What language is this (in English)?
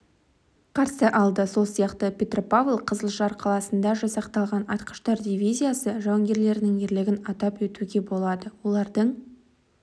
Kazakh